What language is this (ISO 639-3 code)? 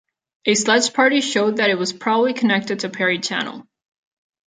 eng